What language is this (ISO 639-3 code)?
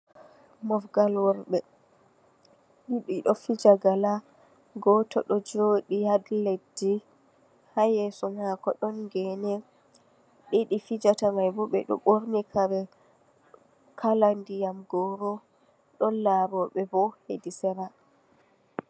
ful